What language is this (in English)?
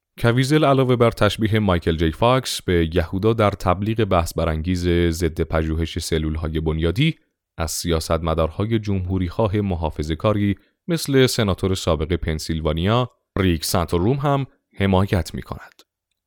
Persian